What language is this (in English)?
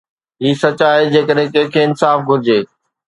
Sindhi